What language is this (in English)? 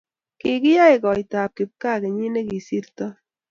Kalenjin